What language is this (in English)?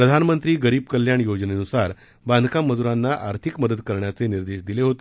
Marathi